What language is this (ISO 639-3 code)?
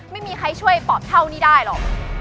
tha